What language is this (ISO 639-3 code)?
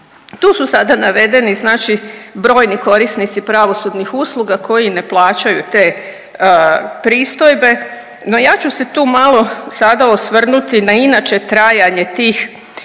hrv